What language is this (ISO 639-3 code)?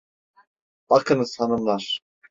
tur